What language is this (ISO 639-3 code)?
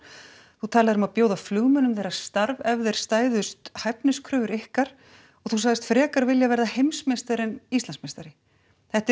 isl